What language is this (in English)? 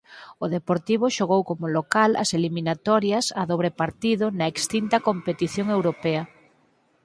Galician